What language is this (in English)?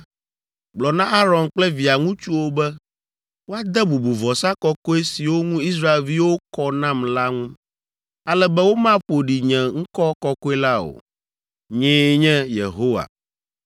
Ewe